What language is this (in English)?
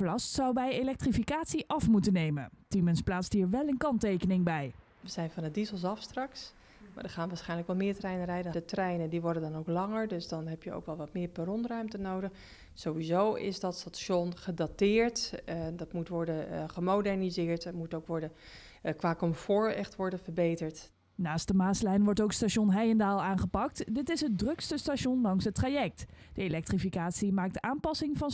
Dutch